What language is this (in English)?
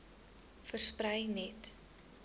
Afrikaans